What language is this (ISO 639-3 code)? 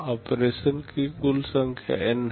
hin